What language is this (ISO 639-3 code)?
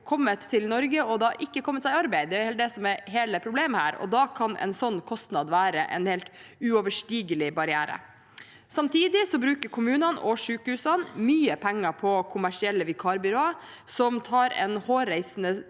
nor